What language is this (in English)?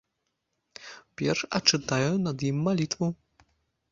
Belarusian